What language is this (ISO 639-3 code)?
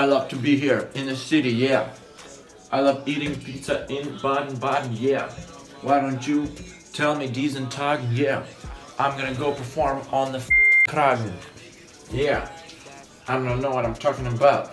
deu